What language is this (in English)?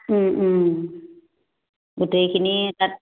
Assamese